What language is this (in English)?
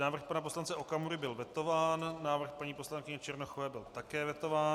Czech